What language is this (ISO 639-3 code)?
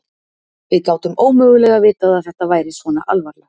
isl